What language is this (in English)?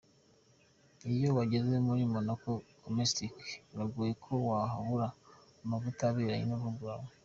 Kinyarwanda